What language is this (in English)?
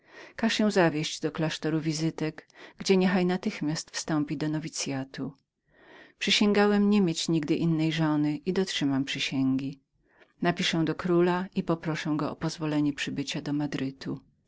Polish